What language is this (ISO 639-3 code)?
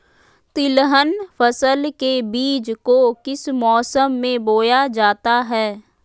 mag